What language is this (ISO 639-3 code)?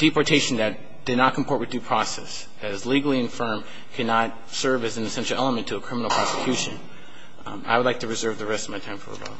eng